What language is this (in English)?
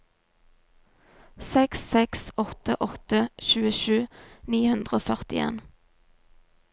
Norwegian